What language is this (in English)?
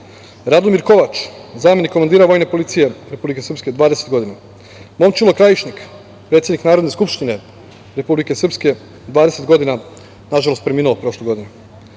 Serbian